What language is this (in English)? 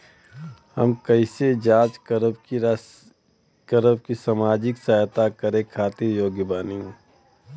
Bhojpuri